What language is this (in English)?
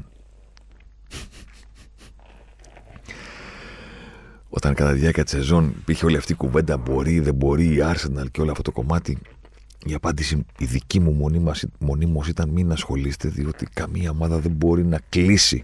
Greek